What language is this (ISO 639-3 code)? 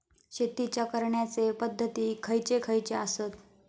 mar